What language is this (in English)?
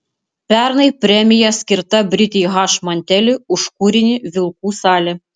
Lithuanian